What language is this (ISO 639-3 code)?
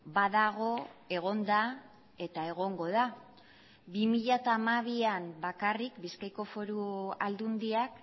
eus